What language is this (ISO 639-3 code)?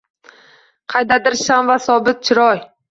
uzb